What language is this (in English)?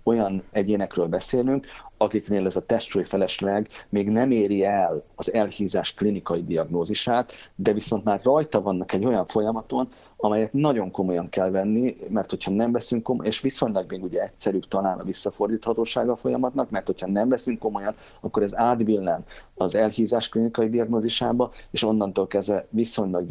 Hungarian